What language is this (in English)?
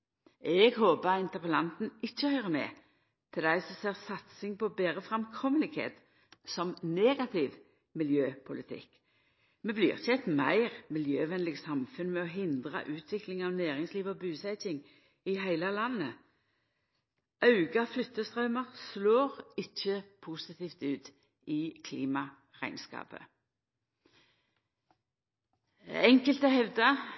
Norwegian Nynorsk